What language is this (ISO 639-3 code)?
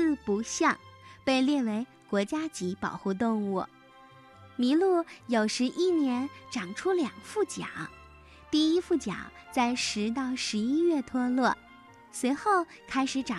zho